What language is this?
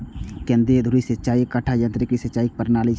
Maithili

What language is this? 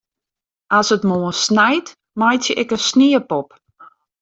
Western Frisian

